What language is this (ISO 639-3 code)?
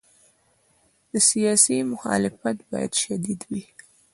pus